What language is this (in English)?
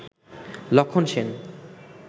Bangla